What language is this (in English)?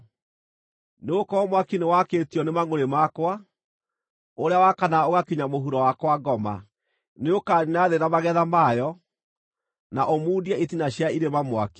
Kikuyu